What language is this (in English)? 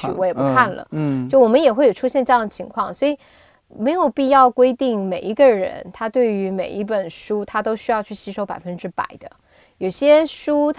Chinese